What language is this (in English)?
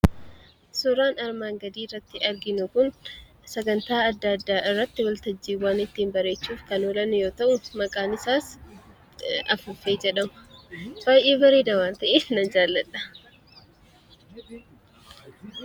Oromo